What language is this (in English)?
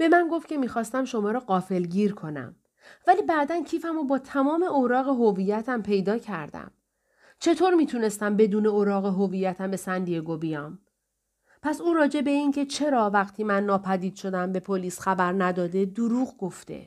Persian